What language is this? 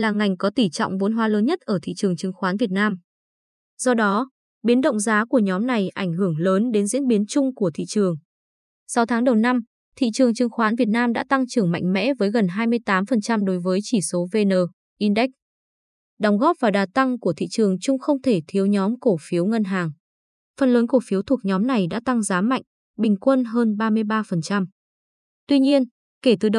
Vietnamese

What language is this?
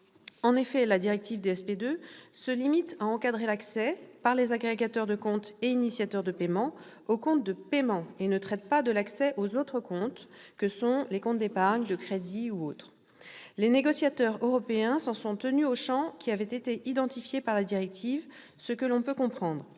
French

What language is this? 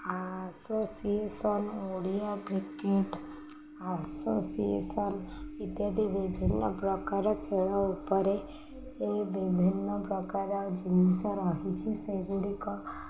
Odia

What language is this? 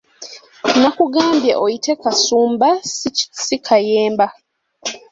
Ganda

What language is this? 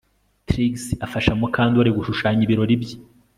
Kinyarwanda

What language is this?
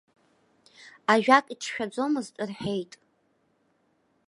Abkhazian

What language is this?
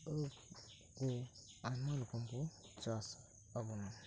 Santali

